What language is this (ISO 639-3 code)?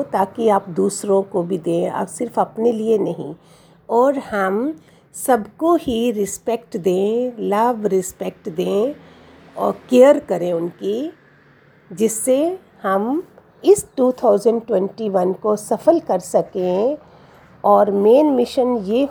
hin